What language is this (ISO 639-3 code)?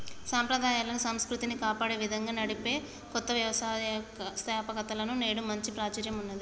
tel